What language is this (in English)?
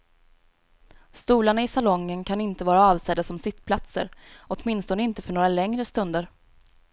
Swedish